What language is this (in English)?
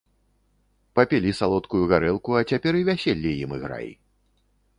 Belarusian